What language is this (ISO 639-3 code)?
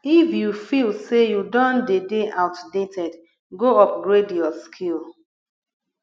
pcm